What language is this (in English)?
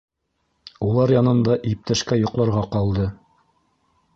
Bashkir